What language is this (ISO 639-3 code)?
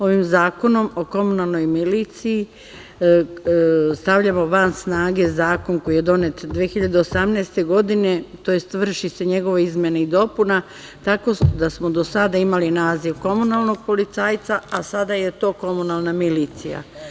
srp